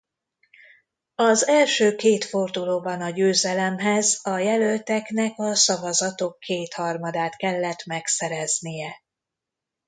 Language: Hungarian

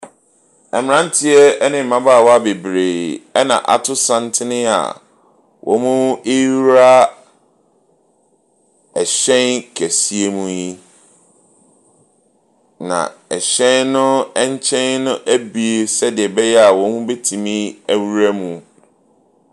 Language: Akan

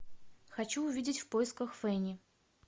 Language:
Russian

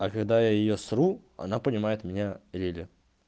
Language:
Russian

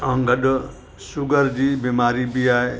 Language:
Sindhi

